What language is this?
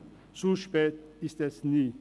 Swiss German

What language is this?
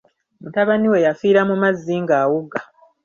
Ganda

